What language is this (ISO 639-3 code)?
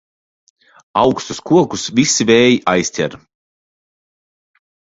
lav